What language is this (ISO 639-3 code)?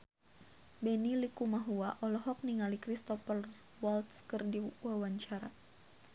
sun